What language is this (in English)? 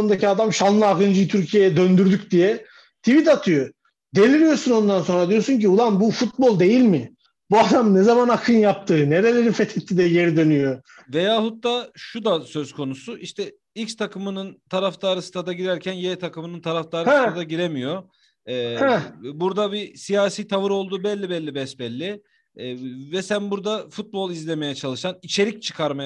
Turkish